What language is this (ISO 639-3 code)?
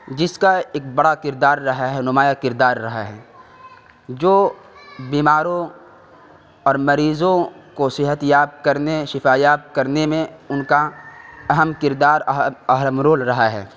urd